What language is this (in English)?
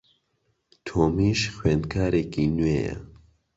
Central Kurdish